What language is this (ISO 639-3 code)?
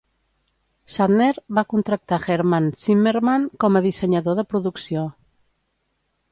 cat